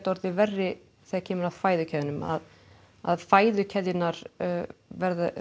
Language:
Icelandic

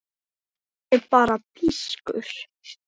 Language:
Icelandic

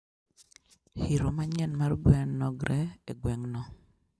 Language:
Luo (Kenya and Tanzania)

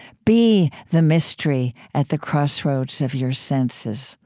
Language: English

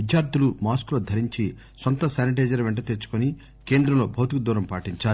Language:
Telugu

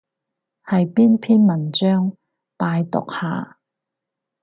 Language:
Cantonese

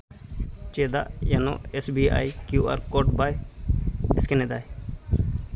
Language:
Santali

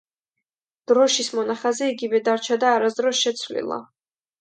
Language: Georgian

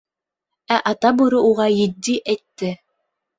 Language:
Bashkir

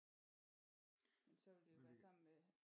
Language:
Danish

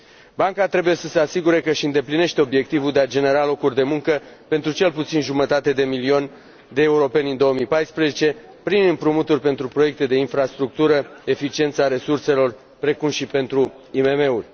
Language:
Romanian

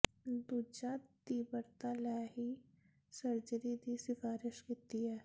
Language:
Punjabi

